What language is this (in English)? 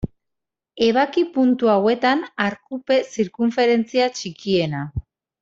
Basque